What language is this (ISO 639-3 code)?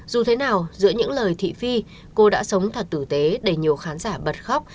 vie